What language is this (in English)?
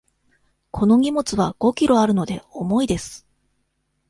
Japanese